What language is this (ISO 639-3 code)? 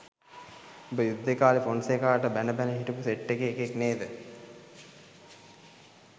sin